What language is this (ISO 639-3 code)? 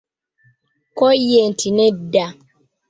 lug